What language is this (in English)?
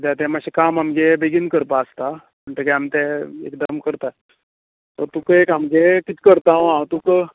Konkani